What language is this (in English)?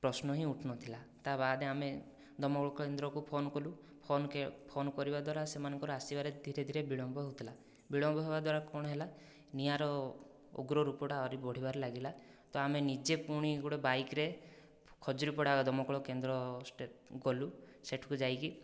Odia